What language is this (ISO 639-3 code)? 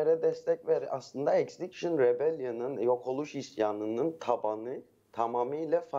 tur